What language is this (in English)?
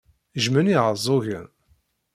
Kabyle